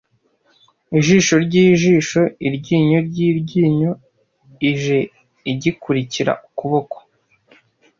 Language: Kinyarwanda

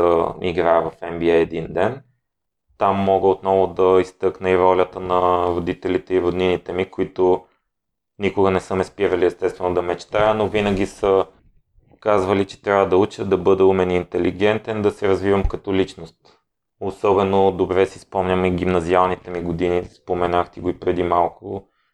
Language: Bulgarian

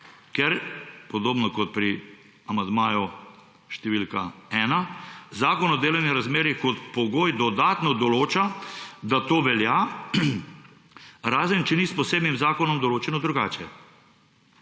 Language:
Slovenian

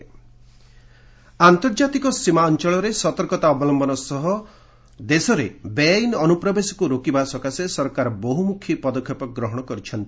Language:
Odia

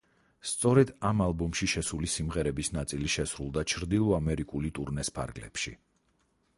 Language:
Georgian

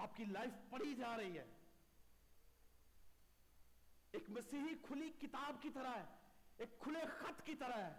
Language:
Urdu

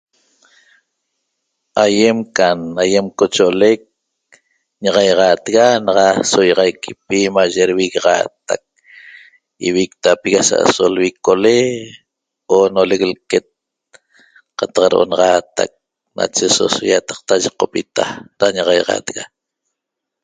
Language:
Toba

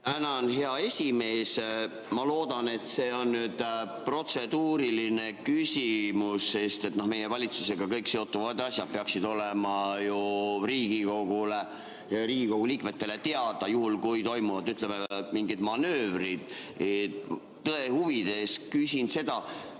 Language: Estonian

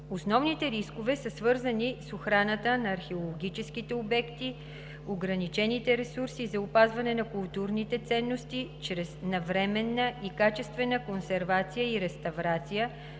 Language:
Bulgarian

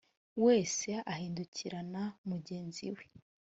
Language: Kinyarwanda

